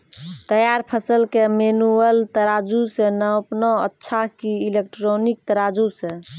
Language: Maithili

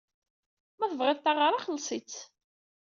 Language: Kabyle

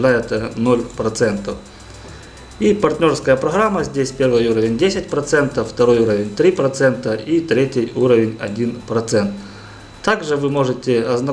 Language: Russian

